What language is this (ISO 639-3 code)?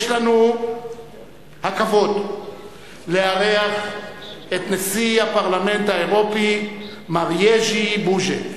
heb